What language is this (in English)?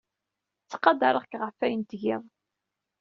Kabyle